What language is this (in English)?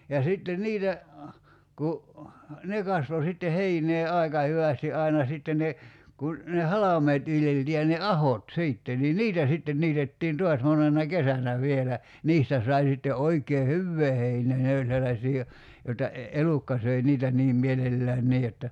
Finnish